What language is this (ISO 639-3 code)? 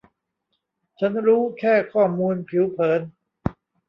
tha